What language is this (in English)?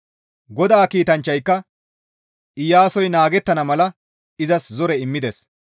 Gamo